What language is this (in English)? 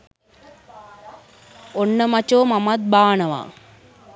Sinhala